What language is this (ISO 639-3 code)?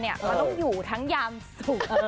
tha